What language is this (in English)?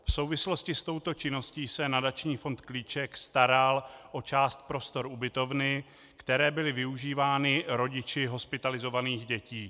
Czech